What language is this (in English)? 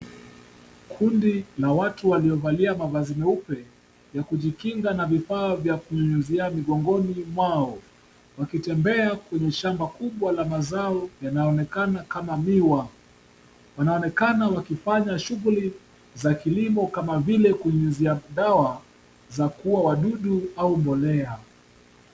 Swahili